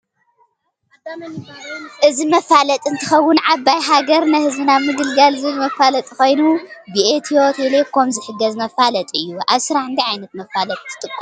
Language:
Tigrinya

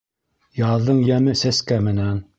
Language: Bashkir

